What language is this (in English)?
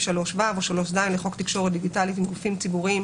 Hebrew